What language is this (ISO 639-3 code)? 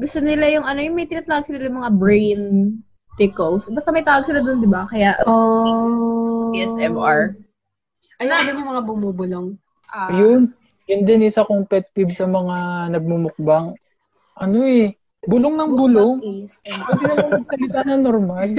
fil